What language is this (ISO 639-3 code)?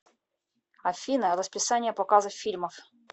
rus